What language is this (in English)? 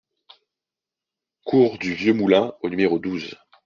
French